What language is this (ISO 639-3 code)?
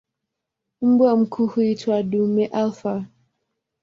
swa